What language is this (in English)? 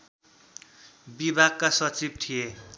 Nepali